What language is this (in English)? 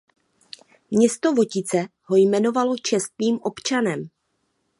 Czech